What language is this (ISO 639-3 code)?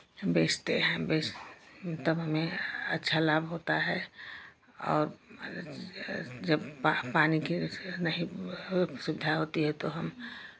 hin